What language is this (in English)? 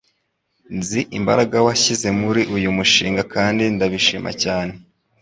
Kinyarwanda